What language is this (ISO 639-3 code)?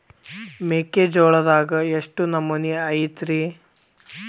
kan